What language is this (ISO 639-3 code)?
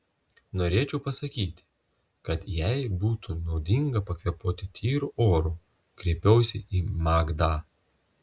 lit